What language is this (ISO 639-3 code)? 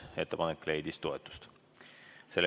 est